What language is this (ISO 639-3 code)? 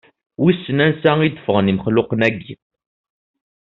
kab